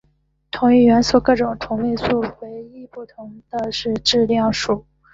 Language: Chinese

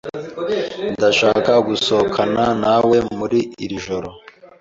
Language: Kinyarwanda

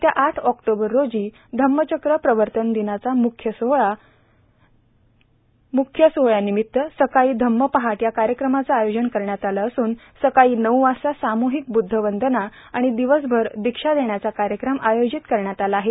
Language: Marathi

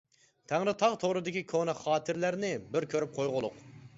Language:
Uyghur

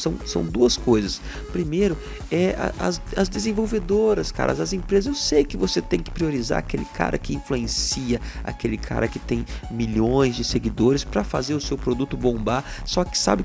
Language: Portuguese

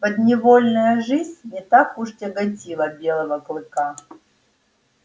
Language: Russian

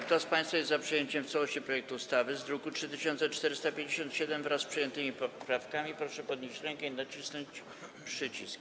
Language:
Polish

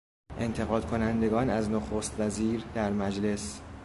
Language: Persian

